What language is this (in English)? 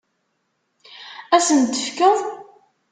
Kabyle